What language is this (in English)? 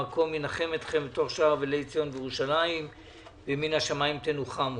Hebrew